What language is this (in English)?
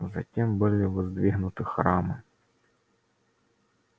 Russian